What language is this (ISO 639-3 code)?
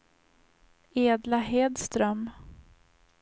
swe